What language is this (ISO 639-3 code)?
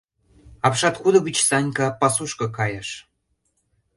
chm